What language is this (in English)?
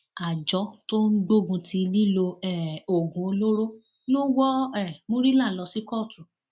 Yoruba